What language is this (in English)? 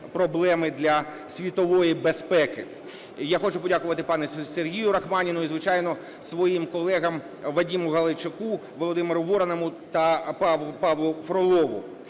Ukrainian